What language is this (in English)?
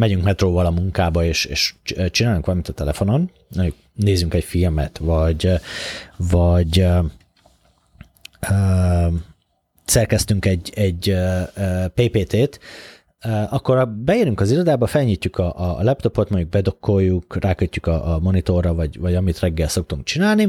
Hungarian